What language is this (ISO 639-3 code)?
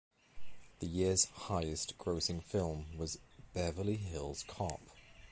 eng